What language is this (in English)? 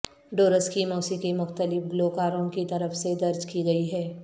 Urdu